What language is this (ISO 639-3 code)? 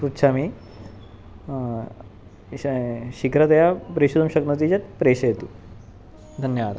san